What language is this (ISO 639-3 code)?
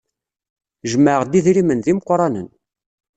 kab